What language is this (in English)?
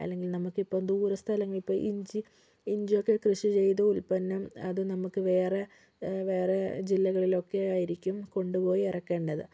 Malayalam